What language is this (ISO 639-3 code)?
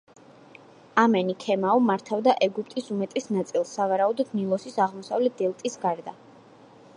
kat